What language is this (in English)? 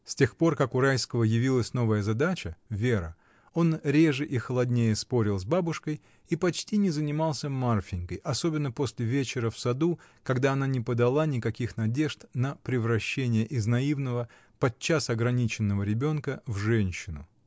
Russian